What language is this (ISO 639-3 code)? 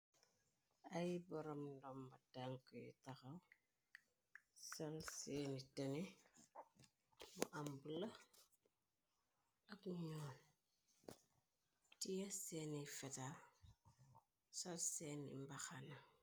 wol